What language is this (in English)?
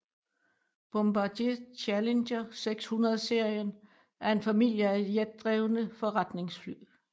Danish